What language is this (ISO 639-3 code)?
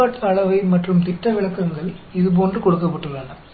tam